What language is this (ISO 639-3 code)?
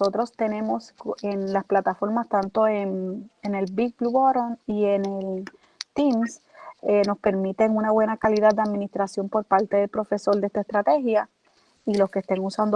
spa